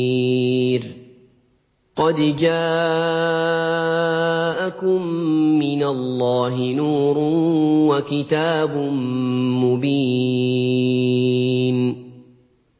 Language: Arabic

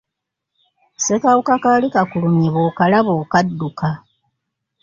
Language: Ganda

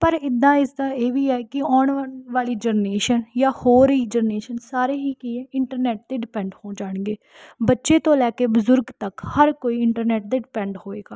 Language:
Punjabi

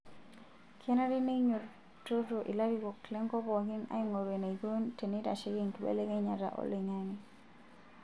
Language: Masai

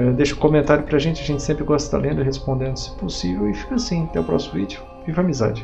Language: Portuguese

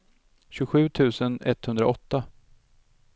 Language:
Swedish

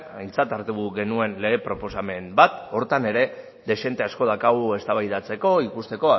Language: Basque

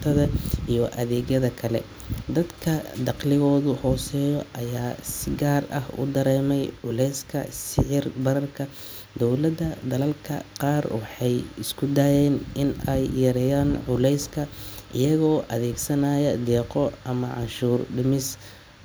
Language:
Somali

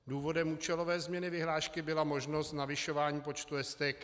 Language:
Czech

